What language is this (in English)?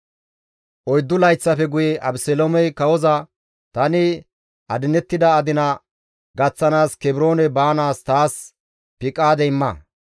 Gamo